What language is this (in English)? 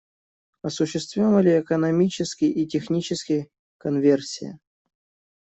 Russian